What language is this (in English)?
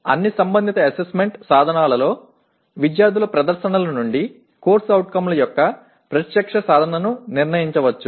Telugu